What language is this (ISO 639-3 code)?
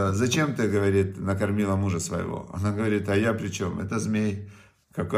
rus